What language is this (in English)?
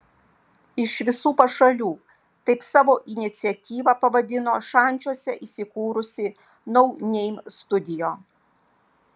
Lithuanian